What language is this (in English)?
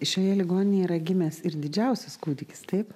Lithuanian